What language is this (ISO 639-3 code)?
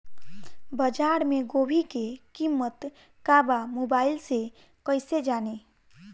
bho